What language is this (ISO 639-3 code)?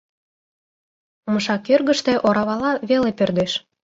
chm